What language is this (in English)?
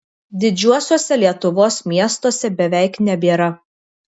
Lithuanian